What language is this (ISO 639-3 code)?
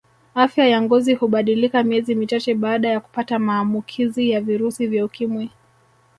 swa